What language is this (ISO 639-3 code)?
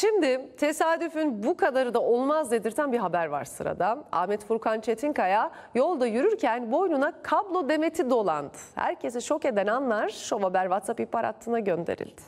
tur